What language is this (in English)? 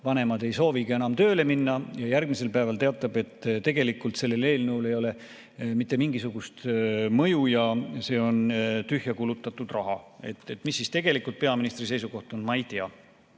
Estonian